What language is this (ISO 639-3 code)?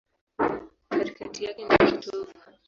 swa